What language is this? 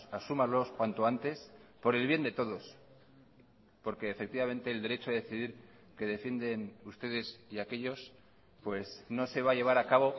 Spanish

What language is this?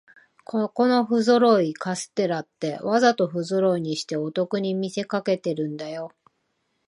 Japanese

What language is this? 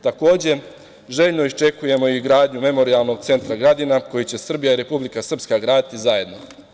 Serbian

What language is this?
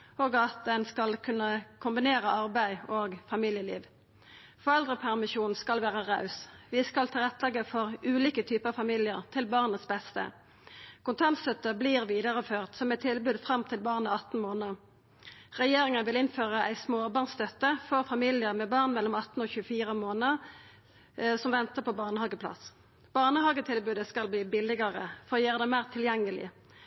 Norwegian Nynorsk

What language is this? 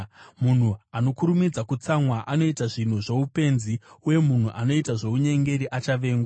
Shona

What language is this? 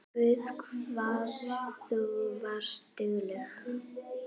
Icelandic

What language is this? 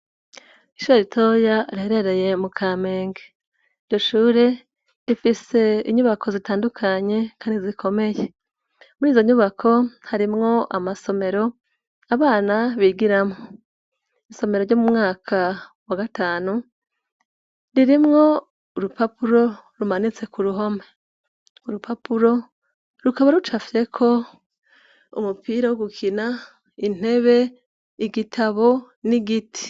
Rundi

